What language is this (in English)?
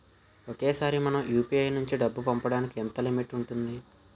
Telugu